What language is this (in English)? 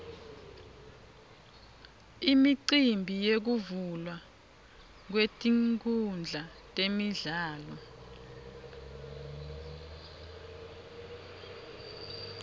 Swati